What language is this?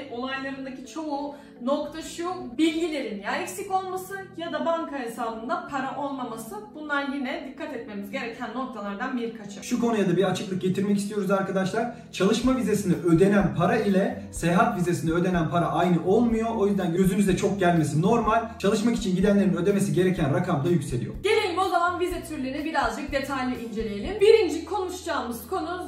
Turkish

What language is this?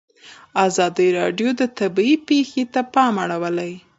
Pashto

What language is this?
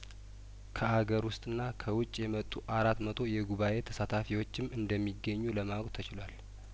Amharic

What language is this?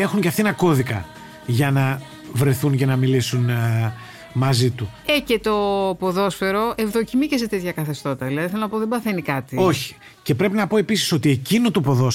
Greek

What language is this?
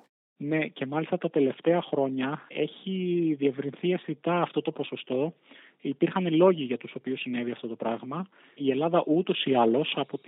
Greek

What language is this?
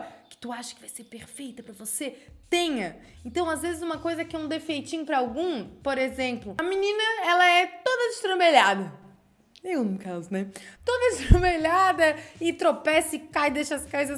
Portuguese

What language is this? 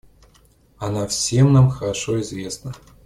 Russian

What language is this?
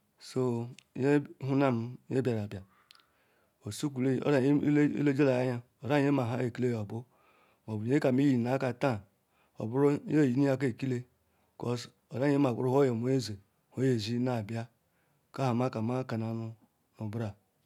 Ikwere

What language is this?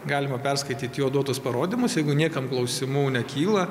Lithuanian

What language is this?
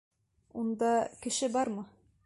Bashkir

